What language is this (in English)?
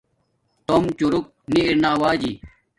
Domaaki